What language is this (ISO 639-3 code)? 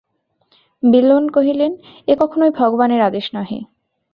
ben